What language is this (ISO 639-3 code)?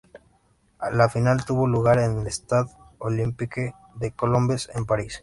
spa